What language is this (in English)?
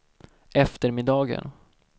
Swedish